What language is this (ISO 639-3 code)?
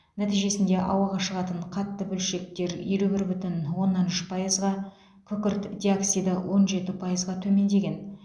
kaz